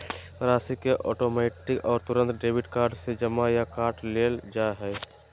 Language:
Magahi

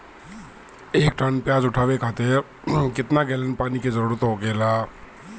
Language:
Bhojpuri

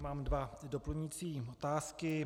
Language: Czech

